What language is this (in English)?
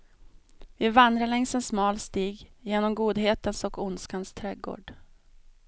Swedish